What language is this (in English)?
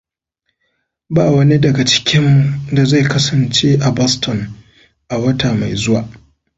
Hausa